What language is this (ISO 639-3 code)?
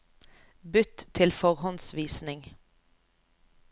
nor